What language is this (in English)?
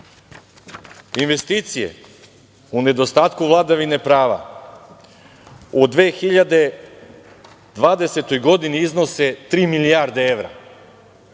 Serbian